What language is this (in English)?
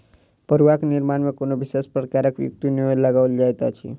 Maithili